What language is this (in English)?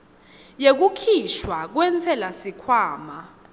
Swati